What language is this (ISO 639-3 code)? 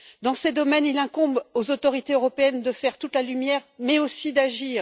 fra